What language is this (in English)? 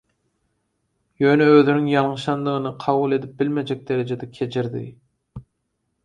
Turkmen